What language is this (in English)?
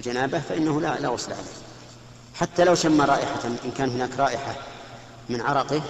Arabic